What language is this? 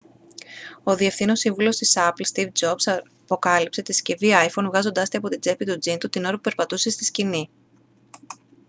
Greek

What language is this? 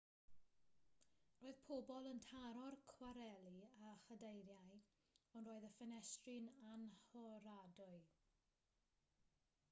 Welsh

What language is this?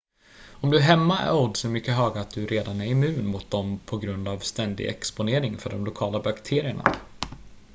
Swedish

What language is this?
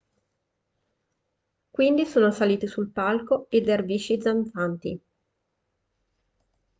Italian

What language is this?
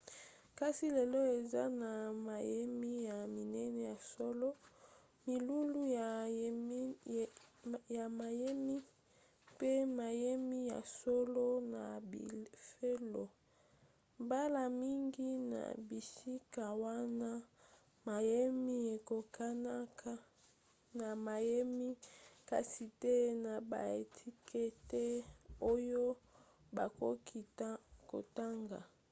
Lingala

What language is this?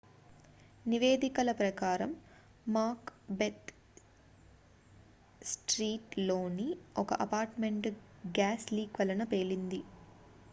Telugu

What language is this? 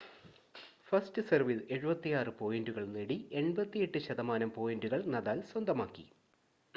Malayalam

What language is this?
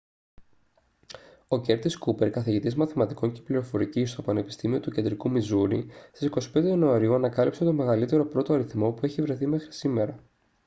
Greek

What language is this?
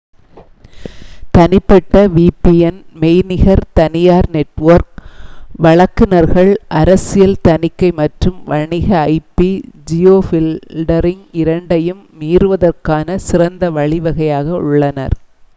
Tamil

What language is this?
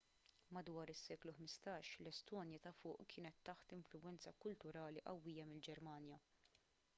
Maltese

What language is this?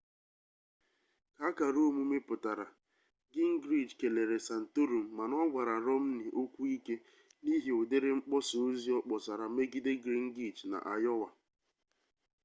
Igbo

